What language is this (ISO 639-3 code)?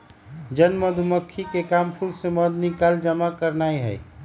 mag